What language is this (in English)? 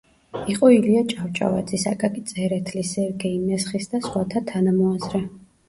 Georgian